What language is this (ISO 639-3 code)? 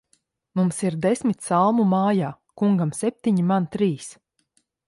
lav